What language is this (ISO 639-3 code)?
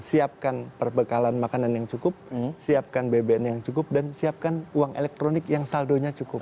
ind